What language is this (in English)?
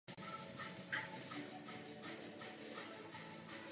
Czech